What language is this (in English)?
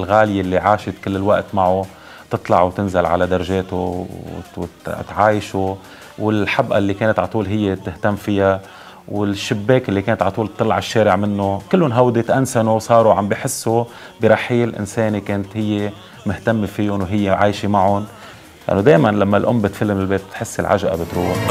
Arabic